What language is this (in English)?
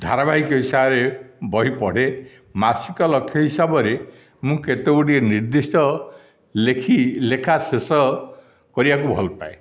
Odia